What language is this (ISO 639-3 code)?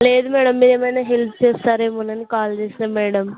tel